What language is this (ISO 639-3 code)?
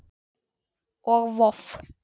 isl